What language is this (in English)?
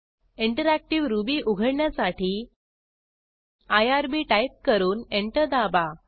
Marathi